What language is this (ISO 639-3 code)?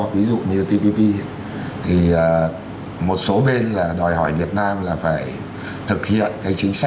vie